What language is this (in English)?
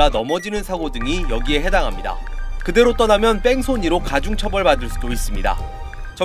Korean